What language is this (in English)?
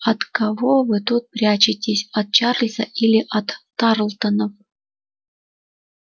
Russian